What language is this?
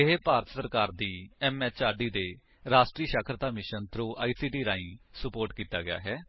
Punjabi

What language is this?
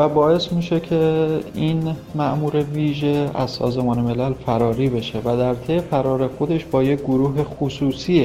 Persian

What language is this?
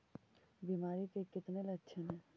Magahi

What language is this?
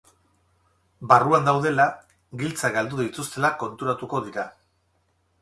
Basque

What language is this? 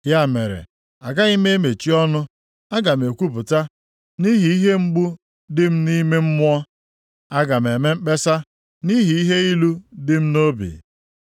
Igbo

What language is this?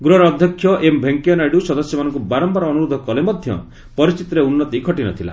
Odia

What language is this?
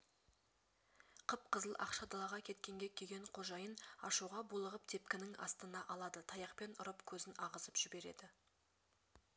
Kazakh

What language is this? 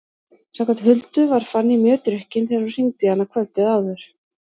Icelandic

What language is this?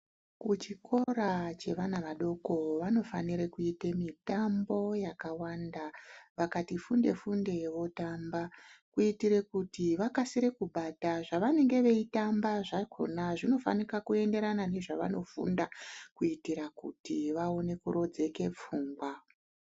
Ndau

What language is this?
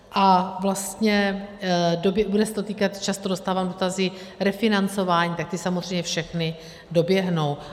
Czech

